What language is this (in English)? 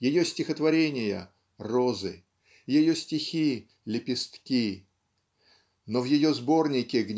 Russian